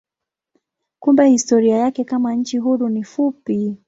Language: Swahili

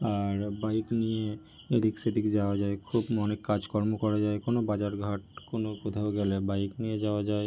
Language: Bangla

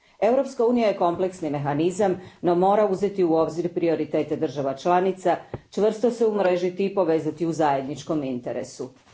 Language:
Croatian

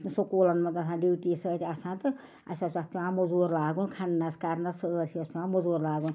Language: Kashmiri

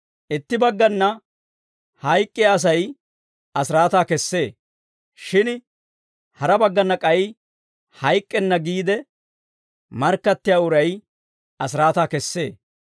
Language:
Dawro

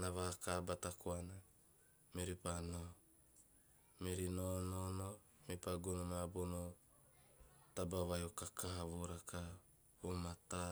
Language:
Teop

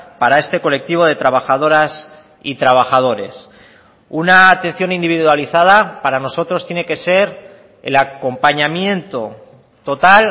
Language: Spanish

